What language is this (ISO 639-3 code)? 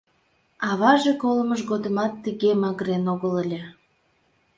chm